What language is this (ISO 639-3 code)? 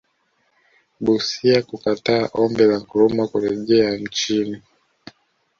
swa